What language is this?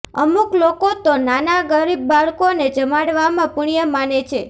Gujarati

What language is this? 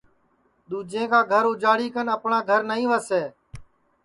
Sansi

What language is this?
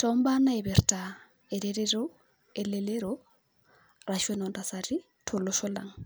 Masai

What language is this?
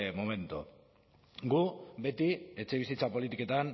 Basque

